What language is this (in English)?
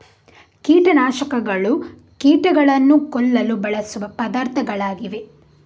Kannada